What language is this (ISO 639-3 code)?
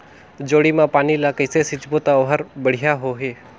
hne